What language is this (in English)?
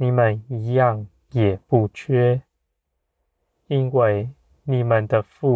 Chinese